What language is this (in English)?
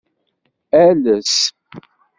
Kabyle